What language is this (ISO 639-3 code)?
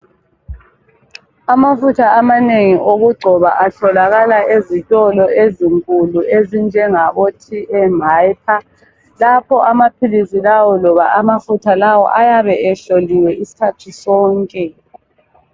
nde